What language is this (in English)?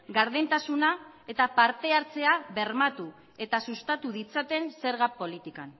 Basque